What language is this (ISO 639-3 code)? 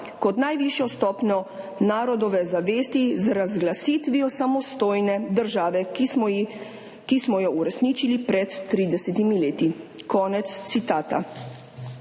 slv